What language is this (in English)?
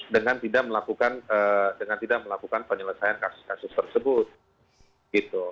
Indonesian